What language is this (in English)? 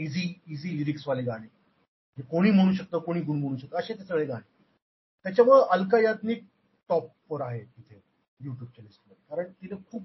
Marathi